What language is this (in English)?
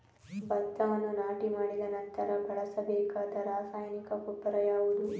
Kannada